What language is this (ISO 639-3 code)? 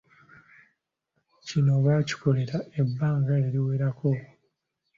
lug